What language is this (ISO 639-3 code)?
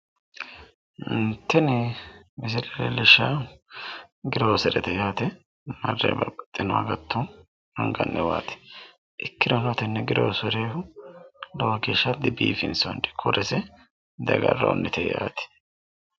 sid